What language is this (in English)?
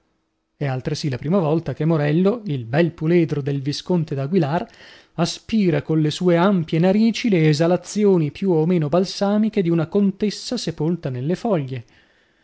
Italian